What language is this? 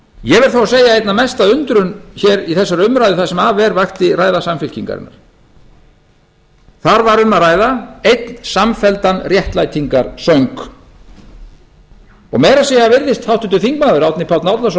Icelandic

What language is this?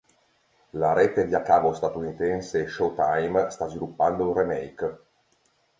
Italian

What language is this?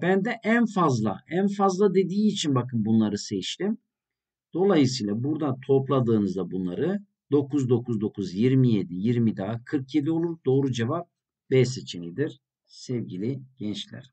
Turkish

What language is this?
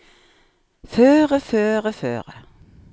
Norwegian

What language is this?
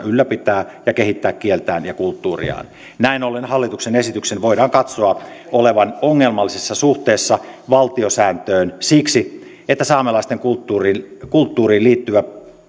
Finnish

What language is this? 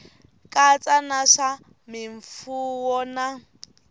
Tsonga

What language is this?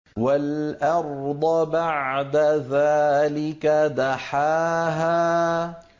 Arabic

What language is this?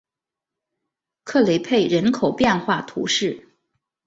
Chinese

